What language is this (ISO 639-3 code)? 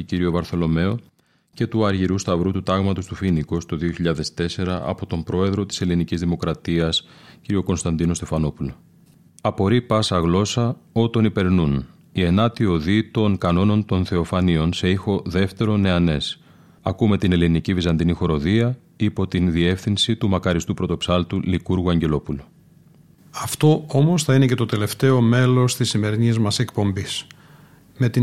ell